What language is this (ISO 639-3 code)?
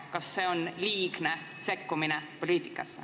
est